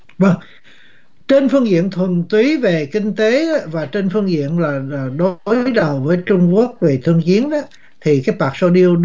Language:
Vietnamese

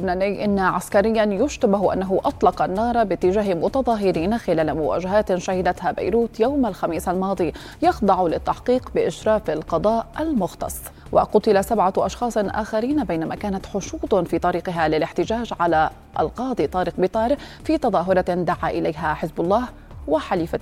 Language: Arabic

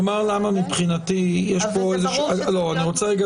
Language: Hebrew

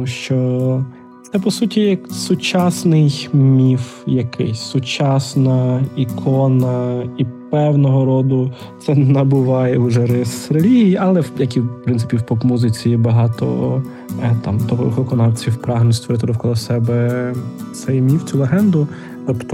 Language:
Ukrainian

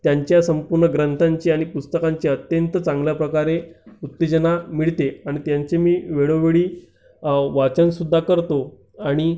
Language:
Marathi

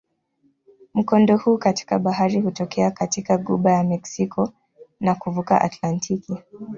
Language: Swahili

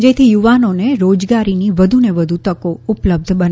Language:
Gujarati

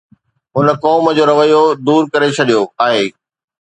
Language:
Sindhi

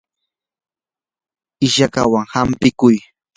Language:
Yanahuanca Pasco Quechua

